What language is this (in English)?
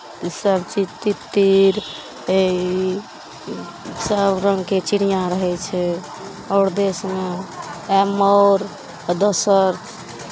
Maithili